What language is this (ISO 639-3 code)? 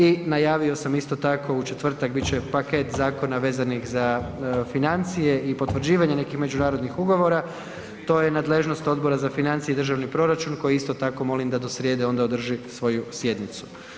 hrv